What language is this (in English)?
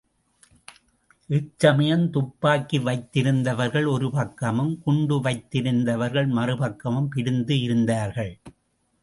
Tamil